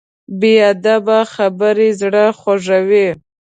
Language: Pashto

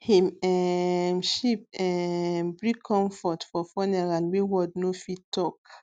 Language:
Nigerian Pidgin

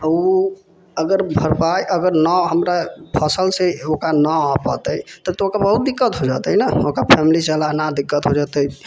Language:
Maithili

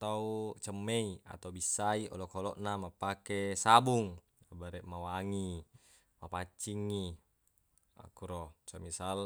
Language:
Buginese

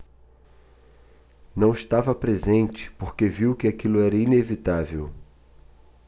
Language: Portuguese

